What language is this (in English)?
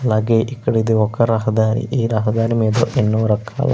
Telugu